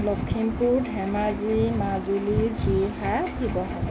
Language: Assamese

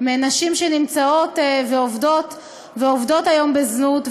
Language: Hebrew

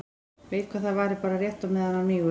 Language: Icelandic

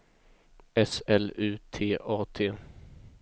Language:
Swedish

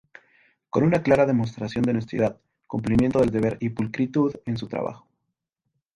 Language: Spanish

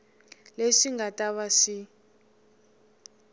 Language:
Tsonga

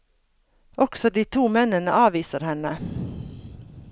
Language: Norwegian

